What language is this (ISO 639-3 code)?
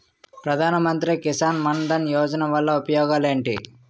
tel